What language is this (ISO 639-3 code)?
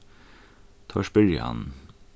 fao